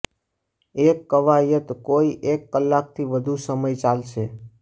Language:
Gujarati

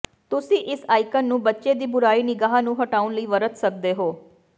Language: Punjabi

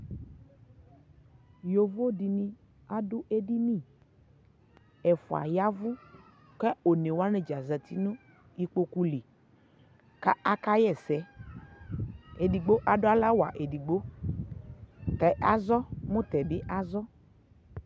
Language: Ikposo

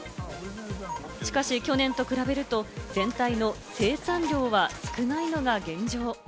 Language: Japanese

